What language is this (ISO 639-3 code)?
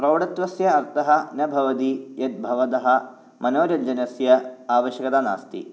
san